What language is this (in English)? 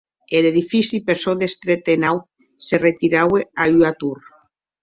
Occitan